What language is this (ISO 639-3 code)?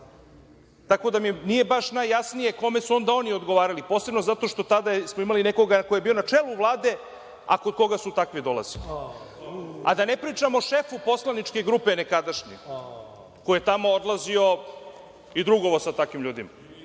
srp